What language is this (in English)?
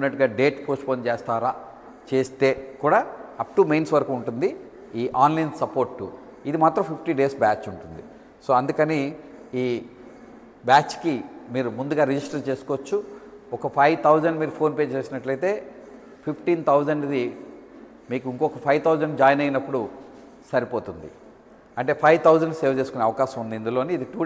Telugu